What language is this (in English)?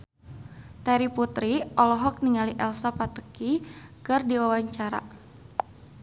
Sundanese